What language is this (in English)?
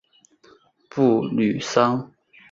Chinese